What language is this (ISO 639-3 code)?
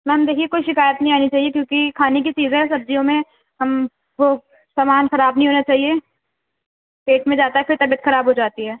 urd